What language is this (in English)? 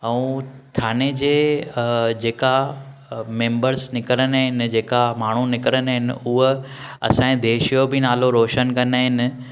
Sindhi